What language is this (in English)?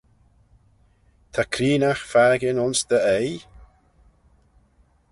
Manx